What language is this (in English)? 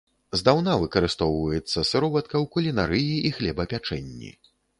Belarusian